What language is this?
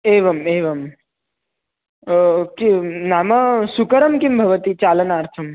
Sanskrit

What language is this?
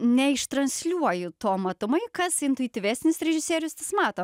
Lithuanian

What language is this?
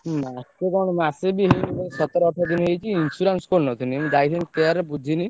Odia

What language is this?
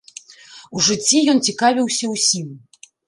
Belarusian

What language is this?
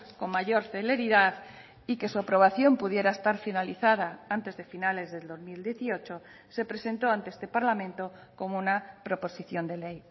Spanish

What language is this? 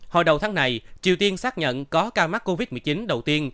Vietnamese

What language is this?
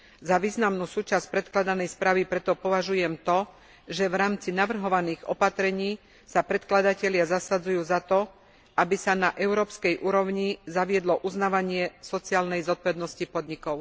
Slovak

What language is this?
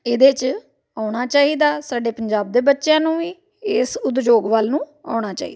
Punjabi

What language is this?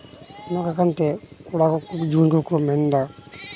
Santali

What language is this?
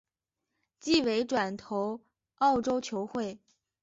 Chinese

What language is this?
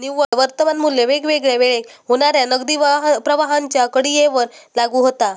Marathi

